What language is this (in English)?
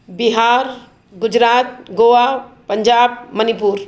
Sindhi